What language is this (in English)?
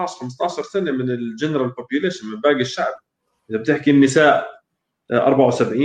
Arabic